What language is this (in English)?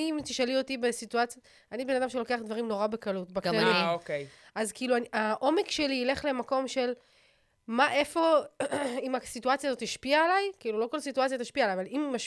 Hebrew